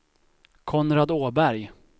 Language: Swedish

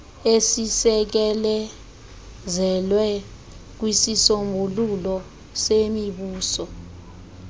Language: Xhosa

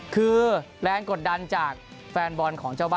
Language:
Thai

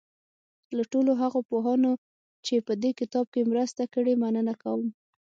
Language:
Pashto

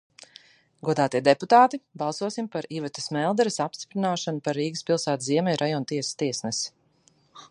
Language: Latvian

